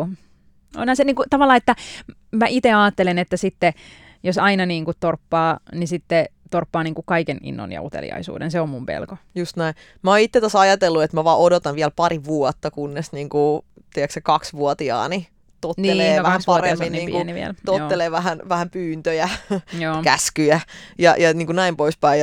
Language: Finnish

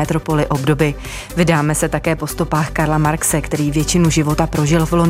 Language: Czech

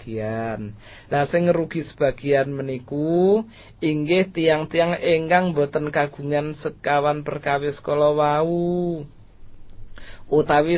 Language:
Malay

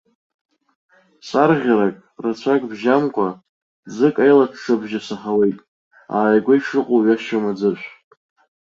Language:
Abkhazian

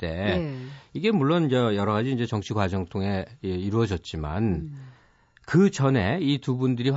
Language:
Korean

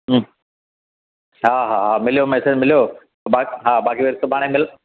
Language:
Sindhi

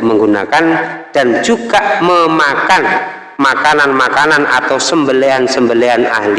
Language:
Indonesian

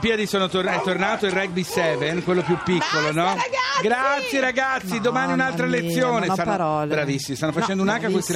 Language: Italian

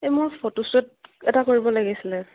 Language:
Assamese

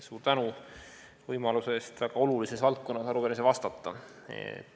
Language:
Estonian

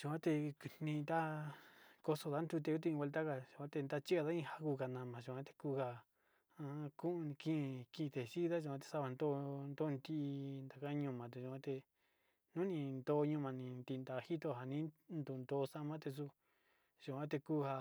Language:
Sinicahua Mixtec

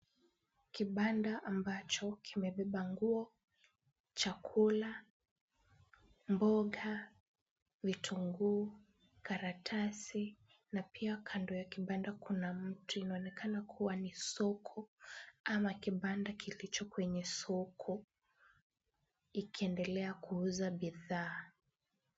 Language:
Swahili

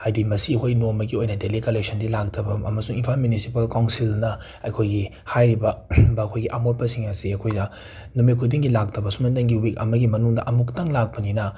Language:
Manipuri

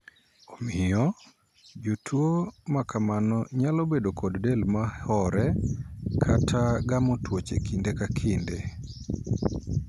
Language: Luo (Kenya and Tanzania)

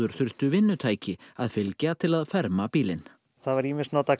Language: Icelandic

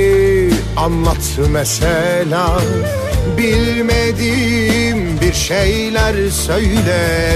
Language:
Turkish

